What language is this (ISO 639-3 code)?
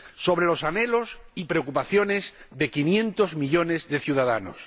spa